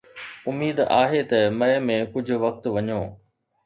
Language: Sindhi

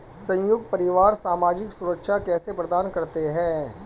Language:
Hindi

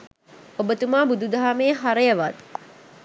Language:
Sinhala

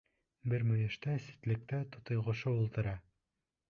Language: Bashkir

